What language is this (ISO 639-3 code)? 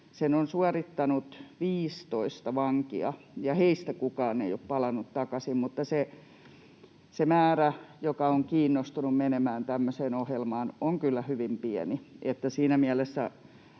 fin